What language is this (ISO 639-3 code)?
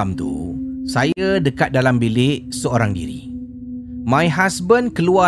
msa